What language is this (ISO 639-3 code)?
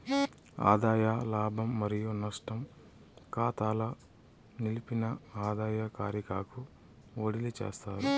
tel